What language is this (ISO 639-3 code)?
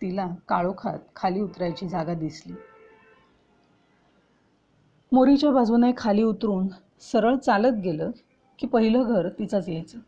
mar